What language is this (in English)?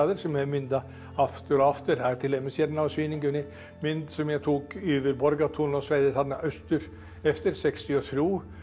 Icelandic